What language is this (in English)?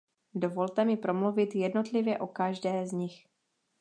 Czech